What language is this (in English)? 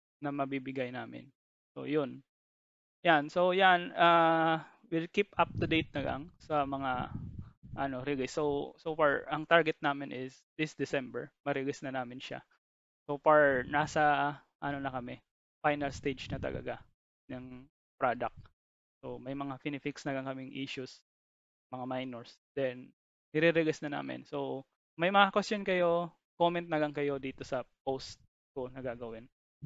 Filipino